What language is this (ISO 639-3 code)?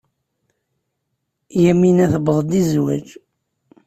kab